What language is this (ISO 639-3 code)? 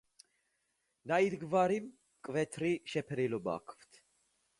kat